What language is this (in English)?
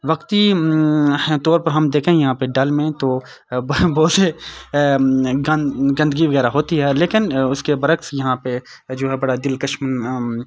Urdu